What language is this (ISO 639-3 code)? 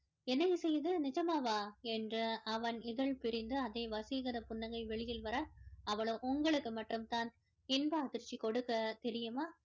tam